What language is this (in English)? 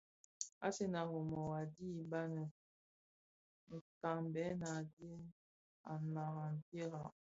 Bafia